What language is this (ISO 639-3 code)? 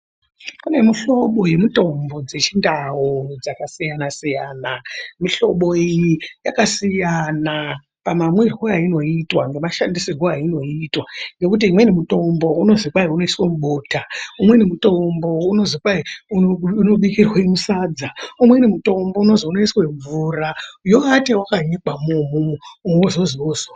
ndc